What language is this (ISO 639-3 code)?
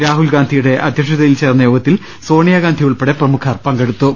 mal